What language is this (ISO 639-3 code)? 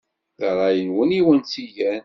kab